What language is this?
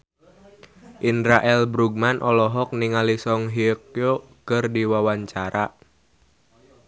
Sundanese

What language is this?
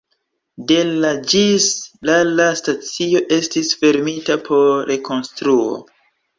Esperanto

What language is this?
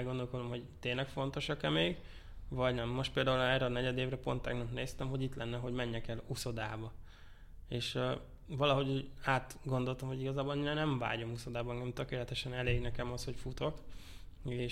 Hungarian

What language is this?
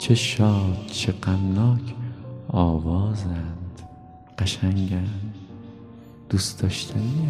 Persian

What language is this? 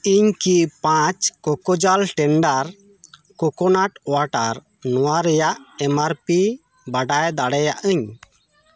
Santali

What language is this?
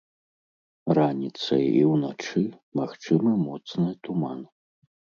Belarusian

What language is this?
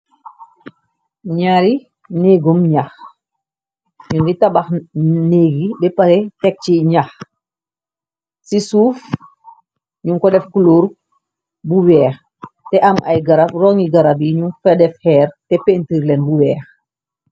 Wolof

